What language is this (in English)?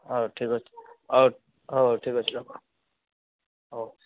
Odia